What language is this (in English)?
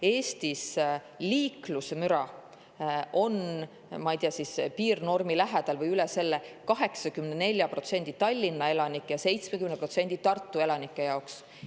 Estonian